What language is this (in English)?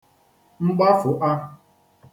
Igbo